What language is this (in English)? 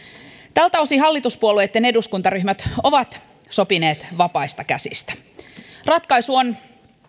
Finnish